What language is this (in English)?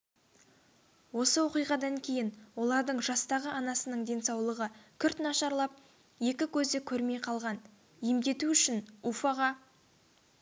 Kazakh